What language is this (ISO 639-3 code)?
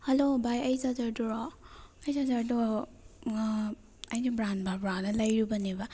mni